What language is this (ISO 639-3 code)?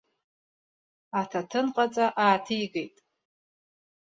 abk